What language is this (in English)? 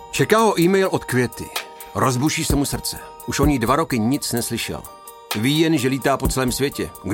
Czech